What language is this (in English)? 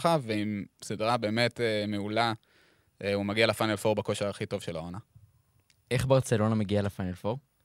Hebrew